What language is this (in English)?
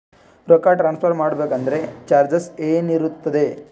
Kannada